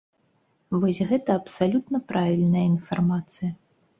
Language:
Belarusian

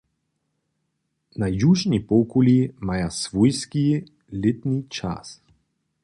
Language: Upper Sorbian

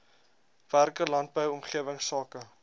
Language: Afrikaans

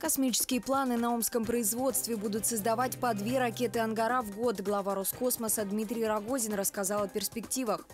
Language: Russian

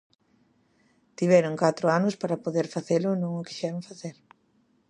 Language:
Galician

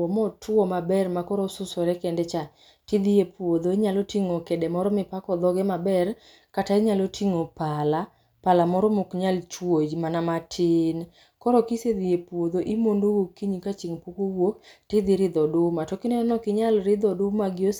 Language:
Luo (Kenya and Tanzania)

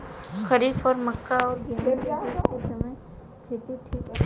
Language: Bhojpuri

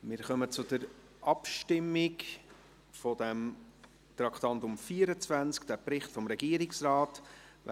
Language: Swiss German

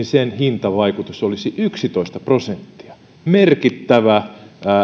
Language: Finnish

